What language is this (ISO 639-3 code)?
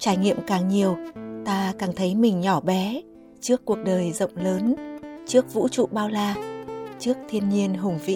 vie